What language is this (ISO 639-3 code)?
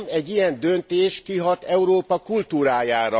hun